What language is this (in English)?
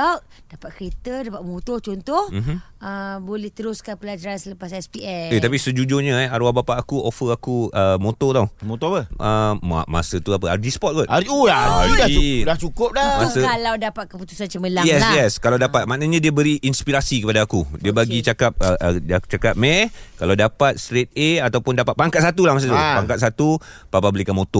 Malay